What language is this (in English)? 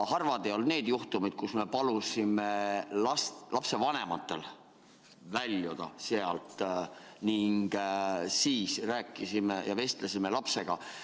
Estonian